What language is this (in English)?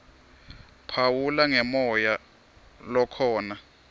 Swati